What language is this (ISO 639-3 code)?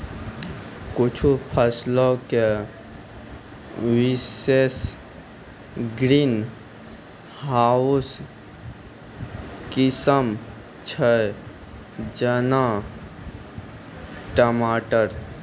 mai